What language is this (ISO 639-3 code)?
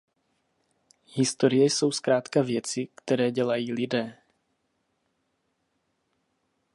ces